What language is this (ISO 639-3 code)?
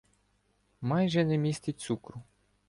ukr